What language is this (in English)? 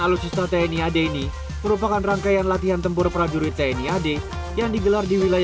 Indonesian